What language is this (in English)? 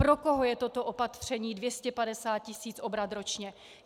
Czech